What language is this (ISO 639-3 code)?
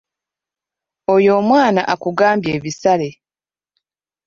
lug